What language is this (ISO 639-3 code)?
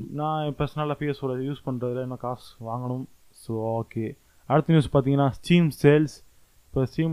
tam